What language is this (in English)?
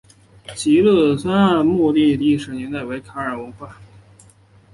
Chinese